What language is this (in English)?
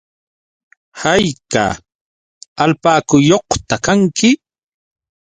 Yauyos Quechua